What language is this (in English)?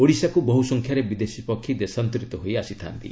Odia